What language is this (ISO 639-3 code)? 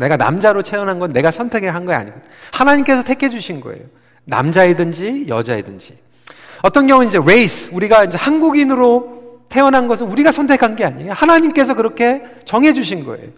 kor